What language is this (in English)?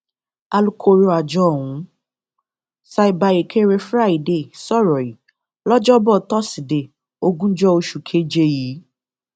Yoruba